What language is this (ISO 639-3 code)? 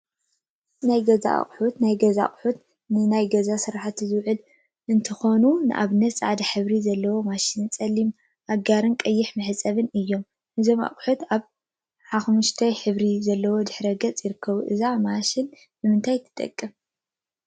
tir